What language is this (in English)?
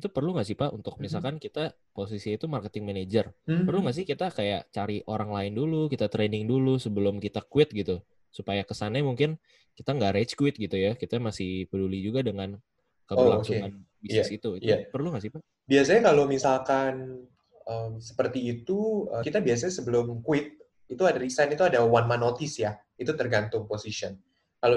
Indonesian